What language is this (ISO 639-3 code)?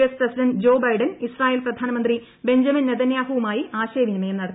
mal